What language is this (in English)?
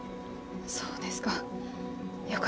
Japanese